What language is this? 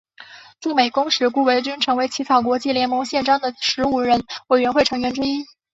Chinese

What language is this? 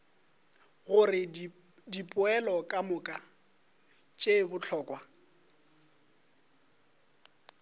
Northern Sotho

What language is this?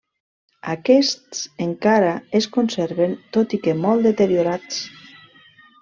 Catalan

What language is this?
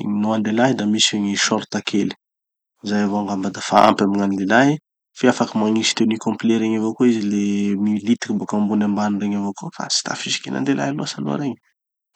Tanosy Malagasy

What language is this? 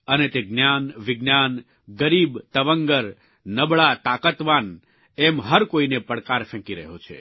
Gujarati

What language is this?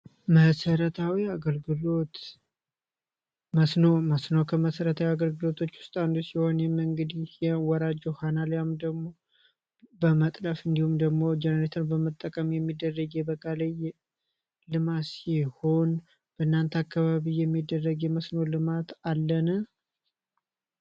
Amharic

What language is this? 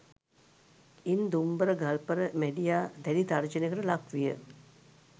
Sinhala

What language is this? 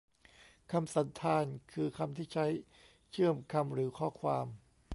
Thai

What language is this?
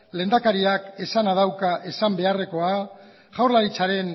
Basque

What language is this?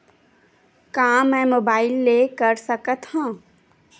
Chhattisgarhi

